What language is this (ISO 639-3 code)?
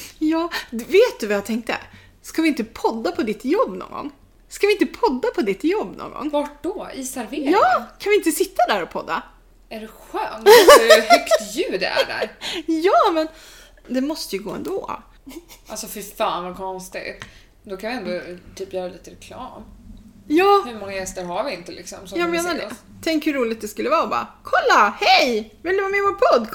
swe